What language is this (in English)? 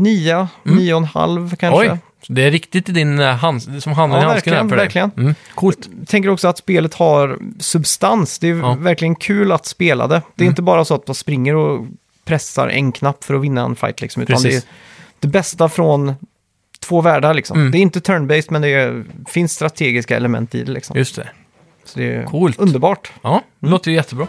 Swedish